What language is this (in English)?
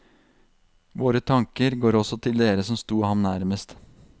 Norwegian